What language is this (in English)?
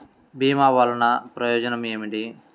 Telugu